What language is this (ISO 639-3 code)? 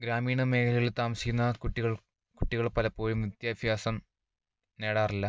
mal